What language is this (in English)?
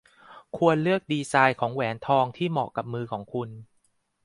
Thai